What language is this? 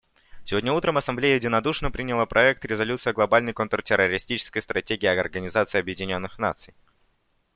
Russian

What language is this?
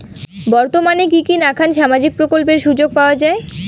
Bangla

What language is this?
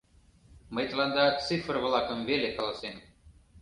Mari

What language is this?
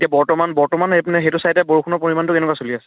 Assamese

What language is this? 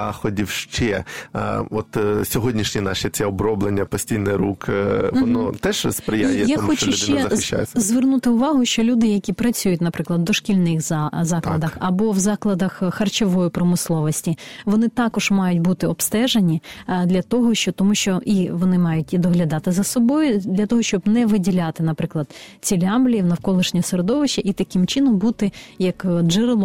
Ukrainian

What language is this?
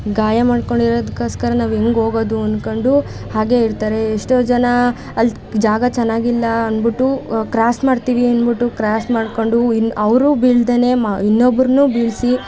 Kannada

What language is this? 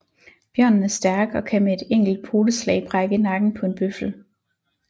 Danish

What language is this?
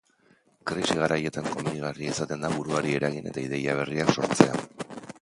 Basque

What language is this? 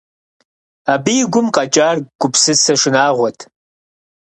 Kabardian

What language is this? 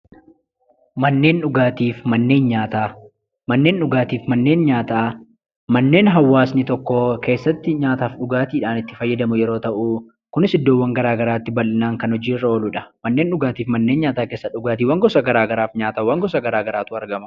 Oromo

